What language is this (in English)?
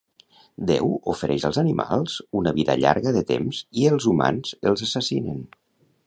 Catalan